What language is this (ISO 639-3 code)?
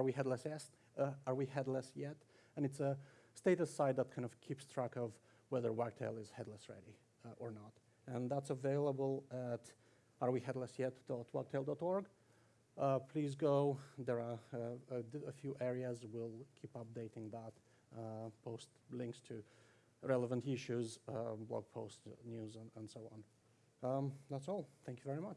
eng